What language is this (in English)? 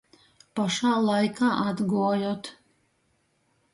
Latgalian